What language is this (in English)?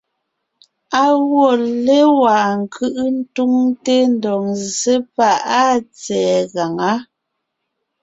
Ngiemboon